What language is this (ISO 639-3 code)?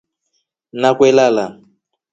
rof